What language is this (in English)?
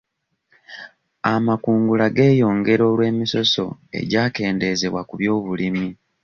Ganda